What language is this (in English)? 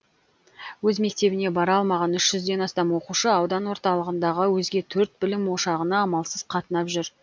Kazakh